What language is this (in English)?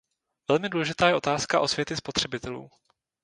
Czech